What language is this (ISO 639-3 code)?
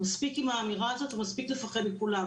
heb